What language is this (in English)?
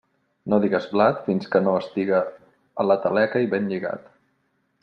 Catalan